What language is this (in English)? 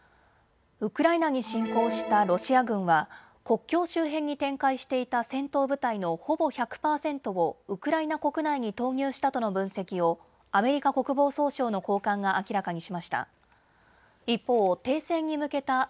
Japanese